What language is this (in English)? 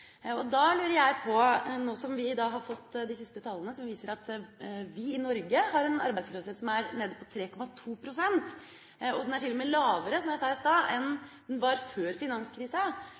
Norwegian Bokmål